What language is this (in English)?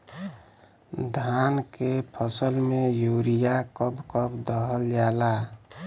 Bhojpuri